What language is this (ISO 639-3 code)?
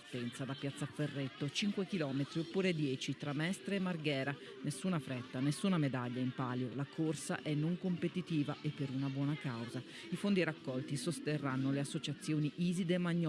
ita